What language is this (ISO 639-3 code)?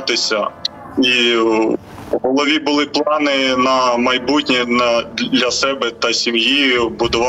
ukr